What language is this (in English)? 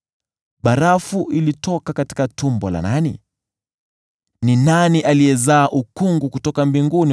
Swahili